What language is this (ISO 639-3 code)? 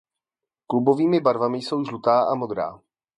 ces